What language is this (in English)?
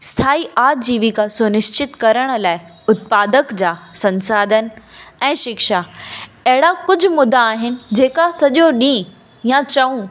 Sindhi